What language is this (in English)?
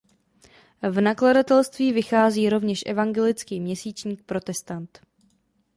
Czech